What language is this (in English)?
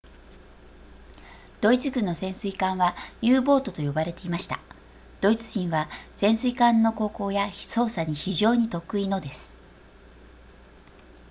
Japanese